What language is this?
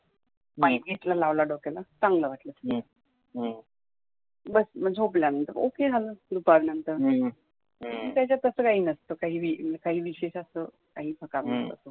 Marathi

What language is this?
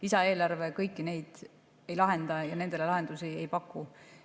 Estonian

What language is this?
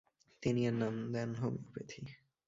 Bangla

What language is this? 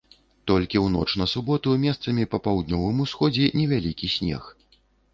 Belarusian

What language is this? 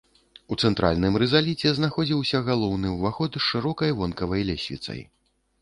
Belarusian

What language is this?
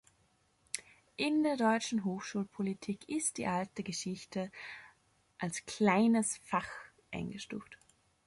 German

